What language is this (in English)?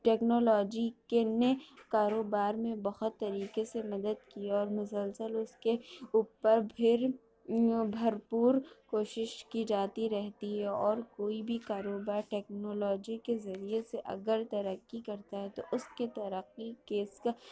Urdu